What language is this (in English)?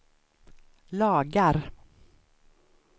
Swedish